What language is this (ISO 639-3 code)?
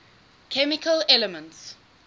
eng